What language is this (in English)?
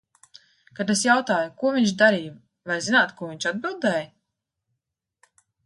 Latvian